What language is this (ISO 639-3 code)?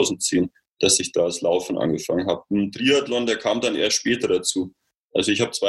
deu